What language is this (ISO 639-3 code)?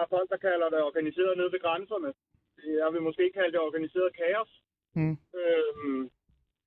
dan